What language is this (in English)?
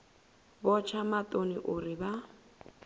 Venda